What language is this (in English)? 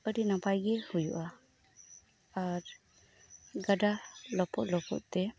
Santali